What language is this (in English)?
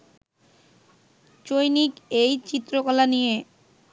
Bangla